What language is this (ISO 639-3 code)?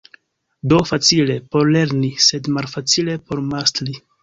epo